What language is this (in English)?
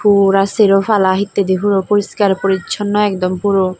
Chakma